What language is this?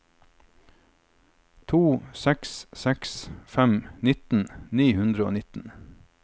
Norwegian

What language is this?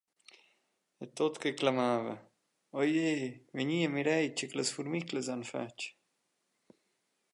Romansh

